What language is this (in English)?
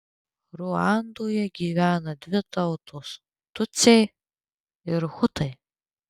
Lithuanian